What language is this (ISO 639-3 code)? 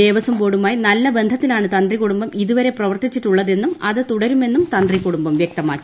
mal